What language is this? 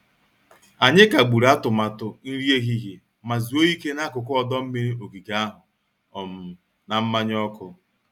Igbo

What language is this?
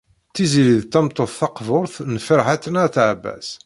Kabyle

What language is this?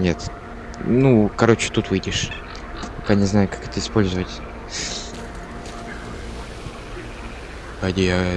Russian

